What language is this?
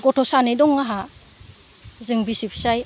Bodo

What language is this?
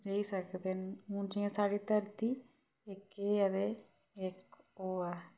Dogri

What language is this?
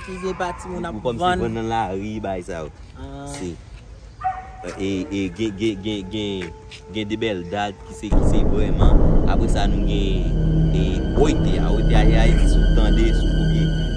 French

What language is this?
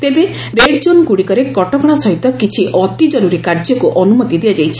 Odia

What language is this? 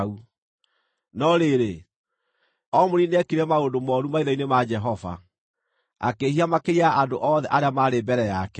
Kikuyu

